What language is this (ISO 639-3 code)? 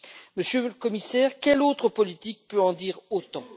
fra